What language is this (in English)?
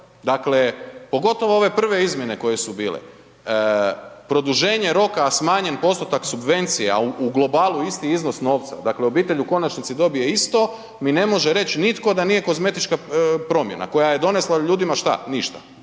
Croatian